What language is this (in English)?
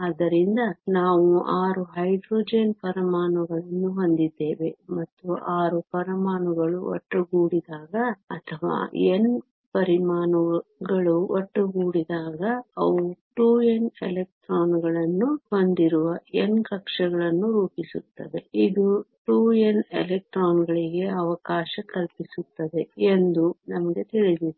Kannada